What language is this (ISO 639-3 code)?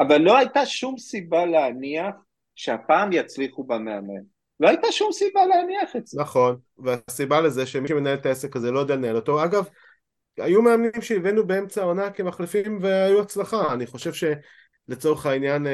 heb